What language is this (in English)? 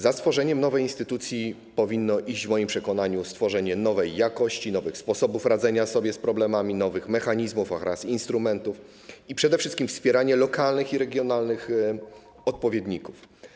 Polish